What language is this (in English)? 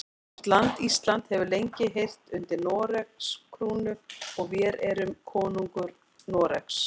Icelandic